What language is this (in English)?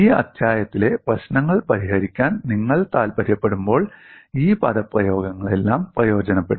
Malayalam